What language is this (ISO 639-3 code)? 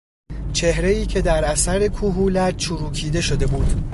fas